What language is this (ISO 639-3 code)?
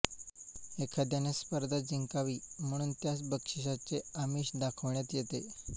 mar